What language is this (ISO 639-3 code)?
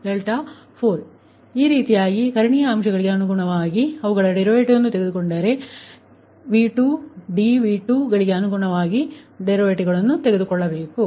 kan